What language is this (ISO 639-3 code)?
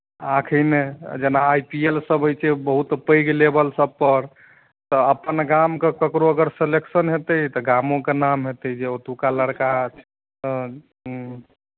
mai